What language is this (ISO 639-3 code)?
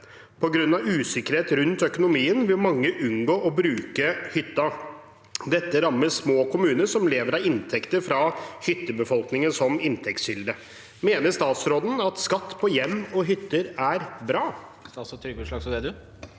nor